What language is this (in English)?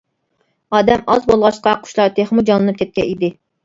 Uyghur